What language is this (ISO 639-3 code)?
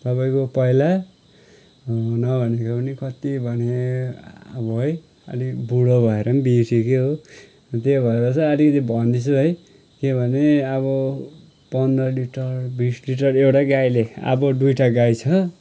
nep